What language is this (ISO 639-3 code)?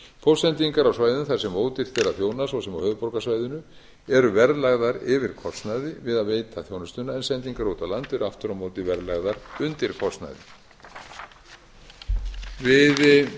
isl